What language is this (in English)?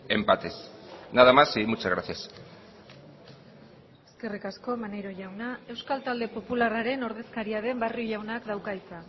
Basque